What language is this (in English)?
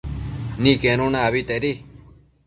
Matsés